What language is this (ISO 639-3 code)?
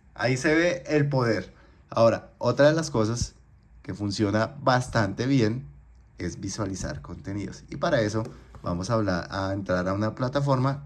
spa